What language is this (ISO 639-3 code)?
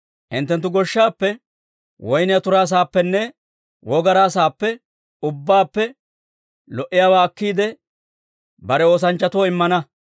dwr